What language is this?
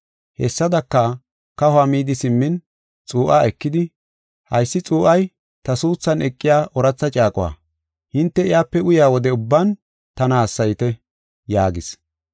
Gofa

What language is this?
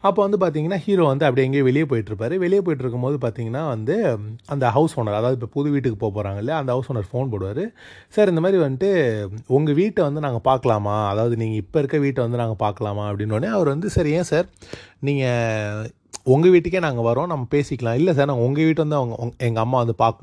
Tamil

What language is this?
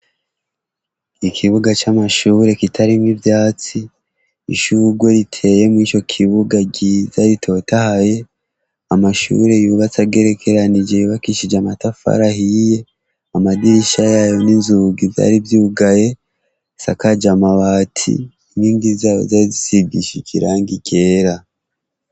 Rundi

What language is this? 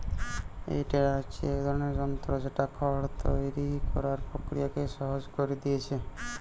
Bangla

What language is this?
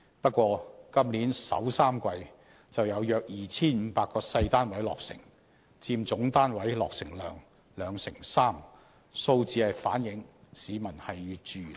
Cantonese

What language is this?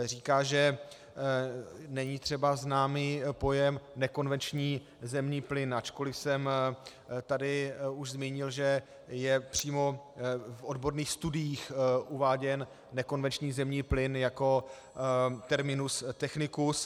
Czech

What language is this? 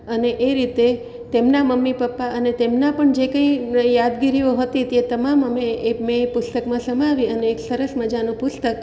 Gujarati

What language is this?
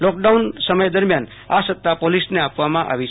Gujarati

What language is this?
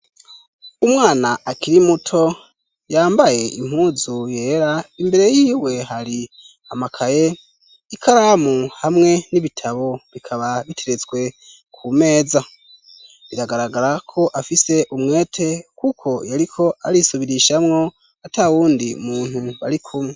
Rundi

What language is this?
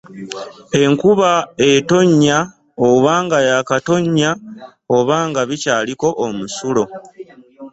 Ganda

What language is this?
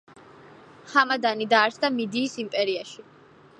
Georgian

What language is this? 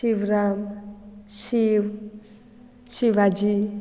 Konkani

